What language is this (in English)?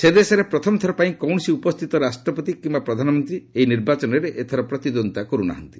Odia